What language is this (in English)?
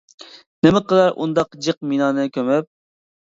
Uyghur